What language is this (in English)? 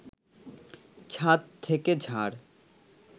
Bangla